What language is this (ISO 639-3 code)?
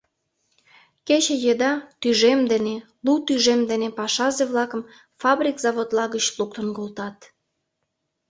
chm